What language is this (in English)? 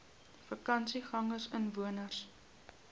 Afrikaans